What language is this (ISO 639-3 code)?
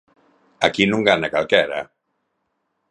glg